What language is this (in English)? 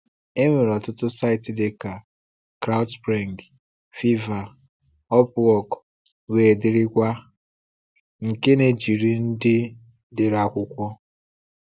Igbo